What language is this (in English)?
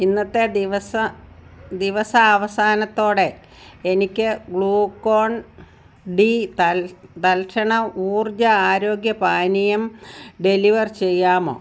Malayalam